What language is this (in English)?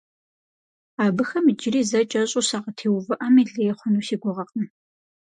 Kabardian